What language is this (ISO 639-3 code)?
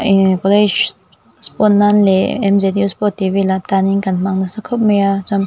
lus